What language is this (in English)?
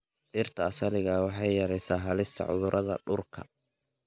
Somali